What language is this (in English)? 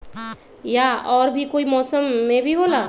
Magahi